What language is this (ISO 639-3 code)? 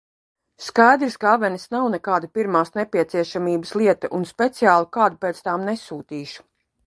lav